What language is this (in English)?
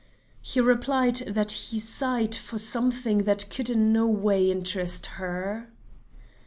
English